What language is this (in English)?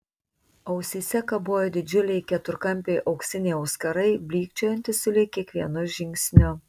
Lithuanian